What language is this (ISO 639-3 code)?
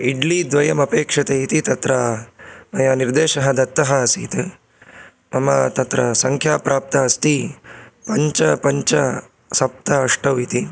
san